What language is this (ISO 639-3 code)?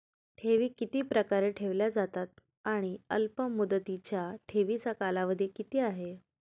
mar